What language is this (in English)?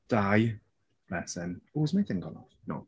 Welsh